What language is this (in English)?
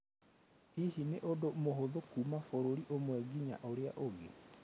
Kikuyu